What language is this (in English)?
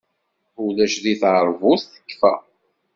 Kabyle